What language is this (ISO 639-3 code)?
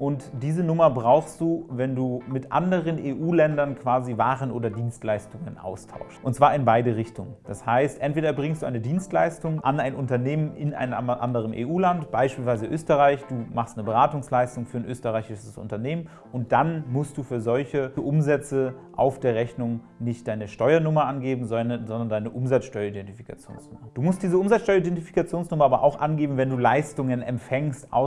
deu